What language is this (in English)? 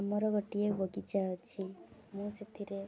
Odia